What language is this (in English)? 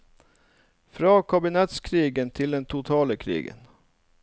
Norwegian